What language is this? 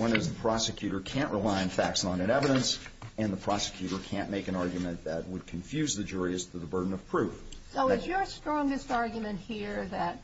English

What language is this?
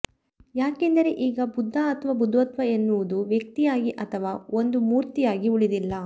Kannada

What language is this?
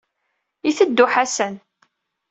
Kabyle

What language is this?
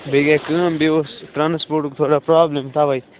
Kashmiri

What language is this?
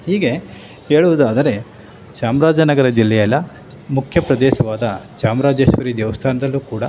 Kannada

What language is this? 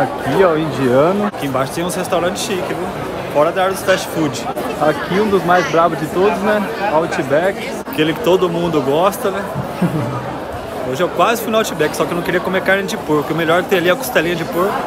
Portuguese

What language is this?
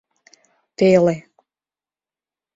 Mari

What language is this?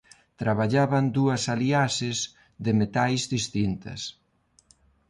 Galician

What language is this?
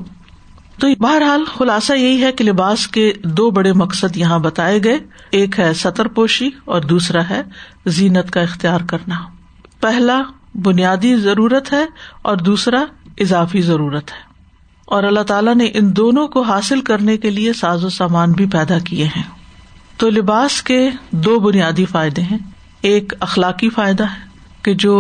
Urdu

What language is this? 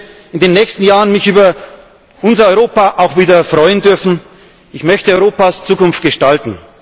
German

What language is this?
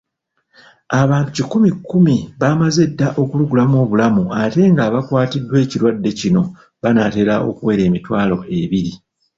Ganda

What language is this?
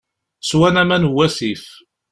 Kabyle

